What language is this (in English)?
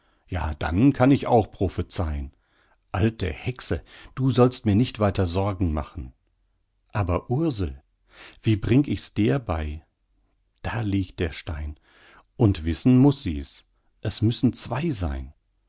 German